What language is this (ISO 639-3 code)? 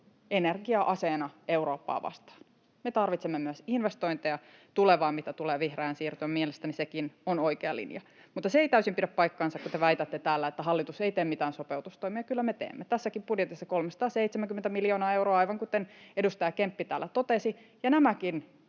fin